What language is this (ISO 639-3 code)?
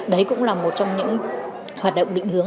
vie